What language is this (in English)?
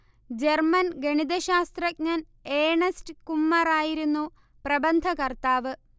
Malayalam